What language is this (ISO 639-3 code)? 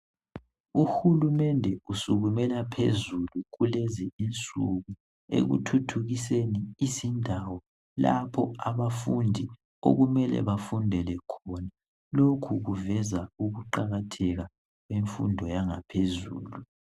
nde